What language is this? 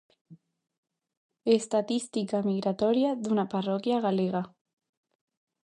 Galician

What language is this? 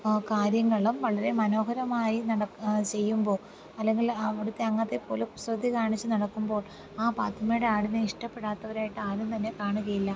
Malayalam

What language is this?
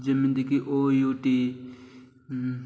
Odia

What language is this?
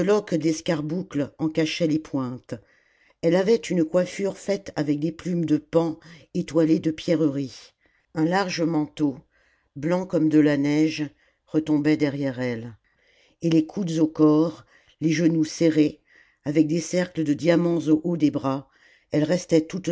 French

